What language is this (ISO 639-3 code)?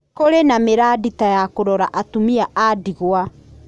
kik